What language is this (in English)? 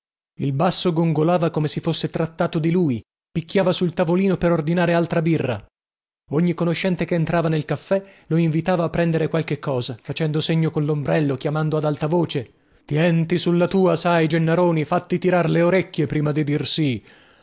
Italian